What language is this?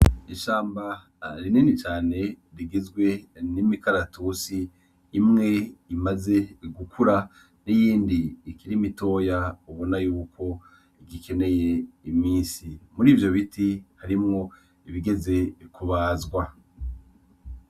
Rundi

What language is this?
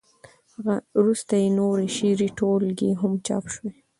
Pashto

